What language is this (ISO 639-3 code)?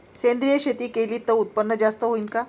mar